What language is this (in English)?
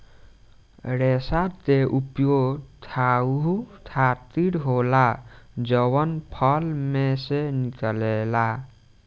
Bhojpuri